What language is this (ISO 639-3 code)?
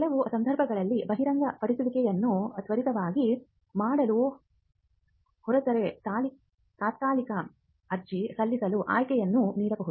kan